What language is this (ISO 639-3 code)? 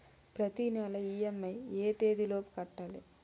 tel